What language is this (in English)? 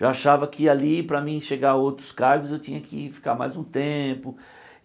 Portuguese